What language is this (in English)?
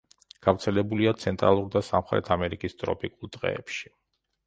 Georgian